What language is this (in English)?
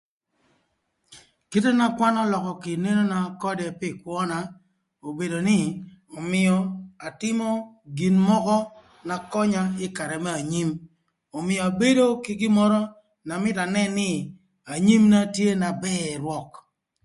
Thur